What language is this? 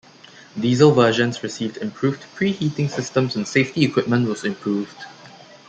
English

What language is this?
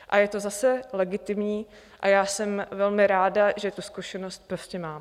Czech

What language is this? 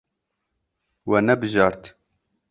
Kurdish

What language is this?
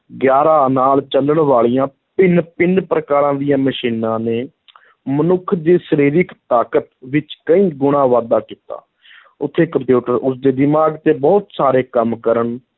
Punjabi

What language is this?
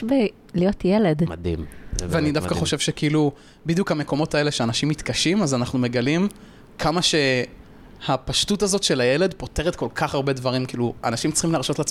Hebrew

